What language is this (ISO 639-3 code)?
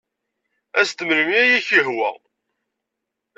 kab